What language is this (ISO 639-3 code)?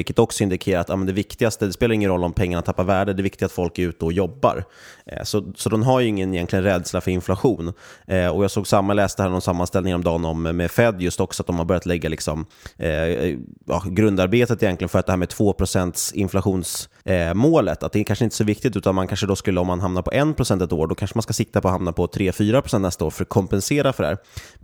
swe